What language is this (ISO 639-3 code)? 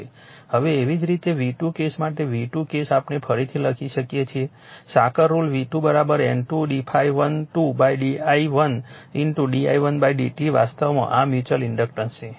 guj